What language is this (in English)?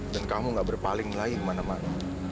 Indonesian